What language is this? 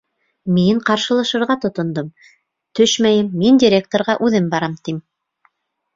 Bashkir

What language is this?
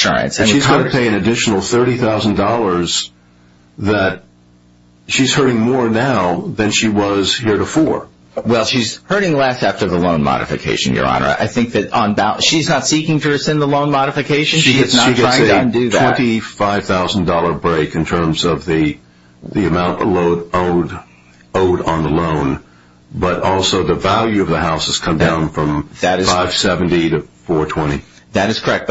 English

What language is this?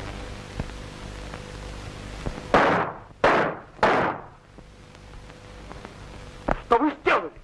Russian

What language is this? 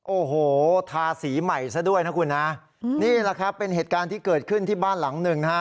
Thai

